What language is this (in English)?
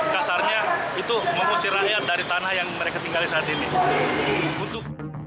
Indonesian